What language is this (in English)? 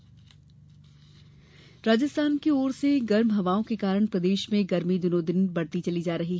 Hindi